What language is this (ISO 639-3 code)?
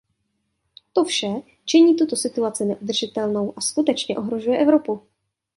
ces